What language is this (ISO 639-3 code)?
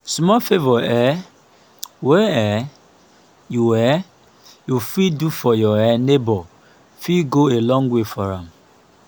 pcm